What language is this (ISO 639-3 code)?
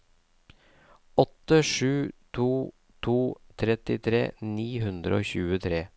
nor